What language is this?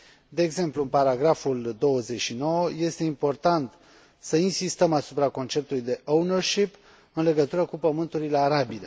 Romanian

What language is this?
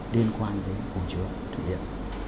Vietnamese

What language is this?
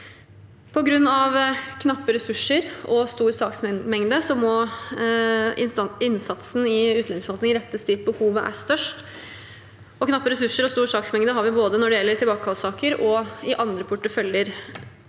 Norwegian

